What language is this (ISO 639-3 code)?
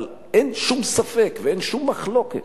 heb